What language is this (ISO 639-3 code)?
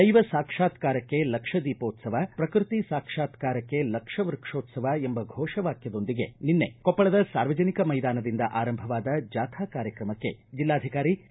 kan